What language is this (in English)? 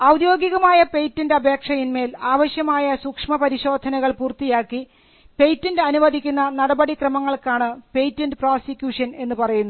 Malayalam